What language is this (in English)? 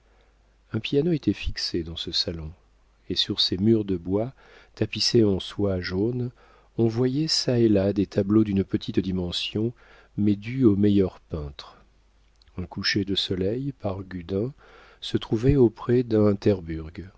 French